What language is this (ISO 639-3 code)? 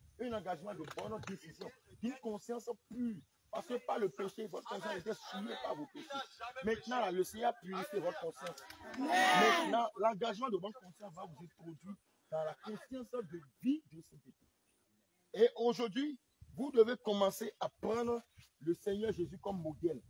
fra